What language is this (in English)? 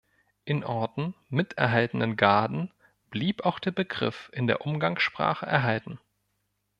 German